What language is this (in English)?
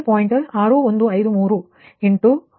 Kannada